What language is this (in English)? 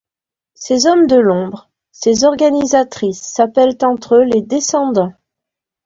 French